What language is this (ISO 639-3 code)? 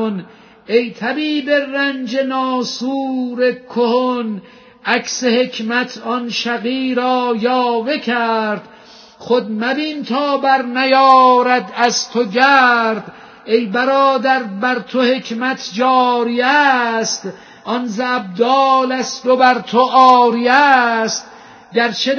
fas